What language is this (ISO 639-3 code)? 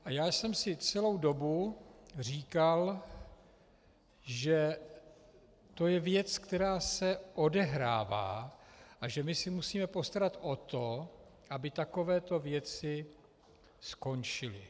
ces